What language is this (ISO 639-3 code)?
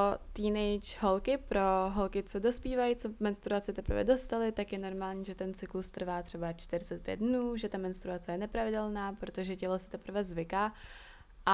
ces